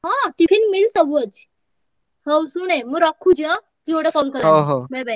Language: Odia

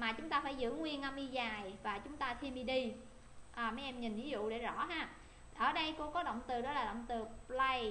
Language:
Vietnamese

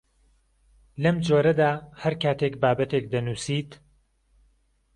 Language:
Central Kurdish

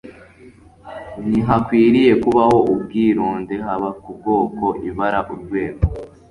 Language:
Kinyarwanda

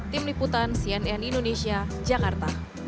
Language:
Indonesian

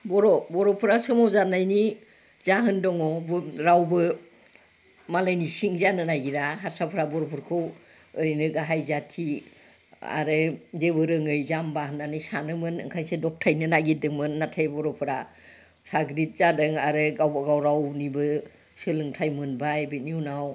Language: Bodo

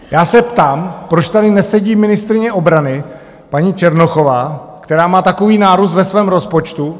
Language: Czech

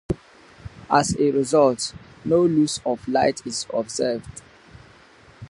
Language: English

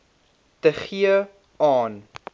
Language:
Afrikaans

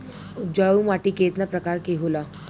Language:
Bhojpuri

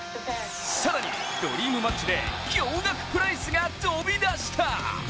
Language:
Japanese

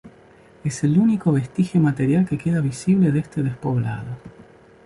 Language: Spanish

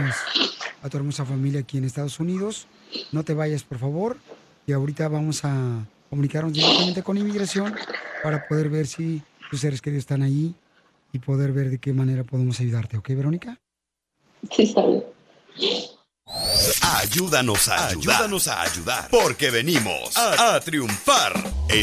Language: Spanish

